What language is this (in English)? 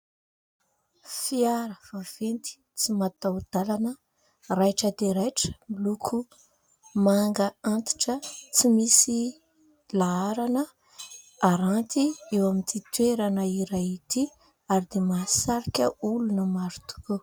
Malagasy